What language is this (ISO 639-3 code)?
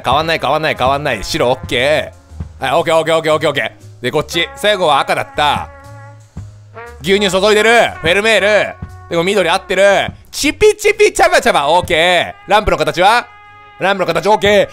jpn